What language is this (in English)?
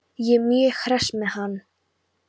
Icelandic